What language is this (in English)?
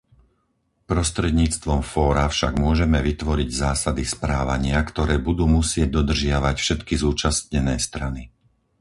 Slovak